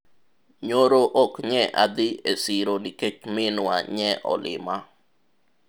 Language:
Luo (Kenya and Tanzania)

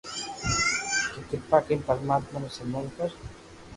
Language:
Loarki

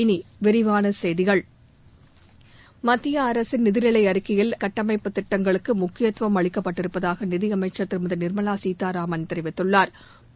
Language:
Tamil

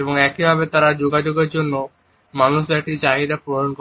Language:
Bangla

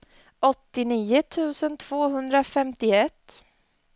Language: Swedish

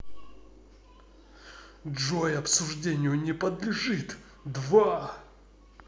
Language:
Russian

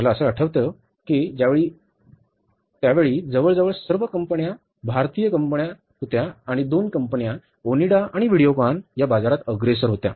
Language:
Marathi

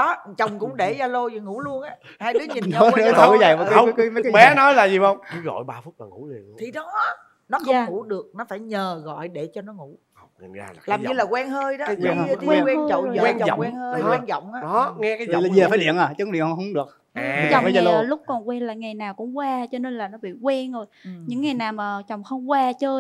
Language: Vietnamese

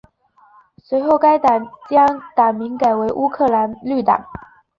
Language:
Chinese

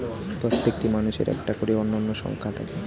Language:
Bangla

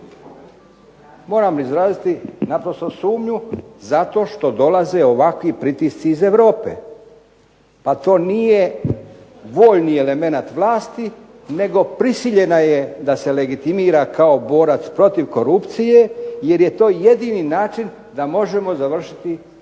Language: Croatian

